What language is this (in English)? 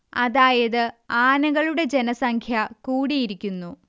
Malayalam